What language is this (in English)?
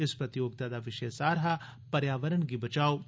Dogri